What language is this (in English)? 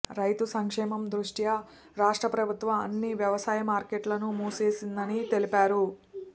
Telugu